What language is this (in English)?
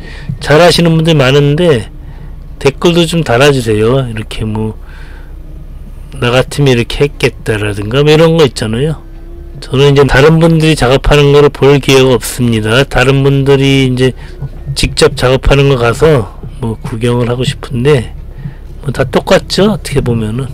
Korean